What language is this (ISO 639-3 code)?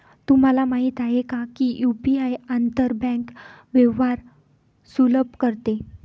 mar